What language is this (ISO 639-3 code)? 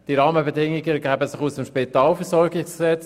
gsw